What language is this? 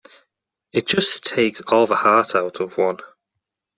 English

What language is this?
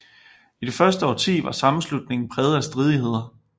Danish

